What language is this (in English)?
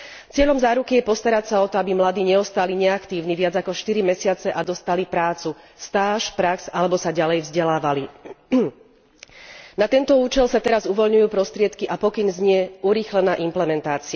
Slovak